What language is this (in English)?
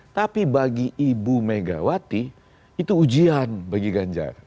Indonesian